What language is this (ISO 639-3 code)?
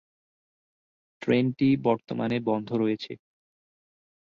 ben